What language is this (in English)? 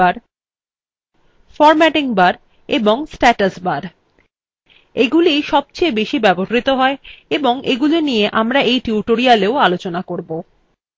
Bangla